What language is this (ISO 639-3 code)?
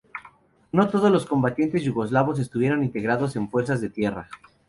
spa